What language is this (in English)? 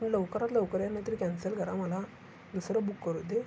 Marathi